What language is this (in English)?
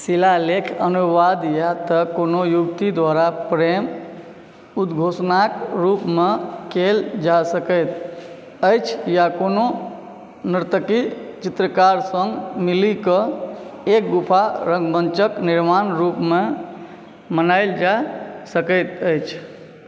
Maithili